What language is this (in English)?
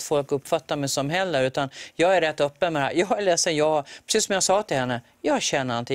Swedish